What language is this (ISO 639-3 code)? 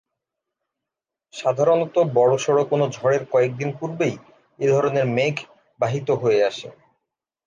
ben